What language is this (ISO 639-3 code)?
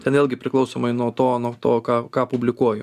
lit